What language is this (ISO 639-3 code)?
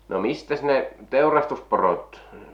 fin